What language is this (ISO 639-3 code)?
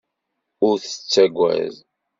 kab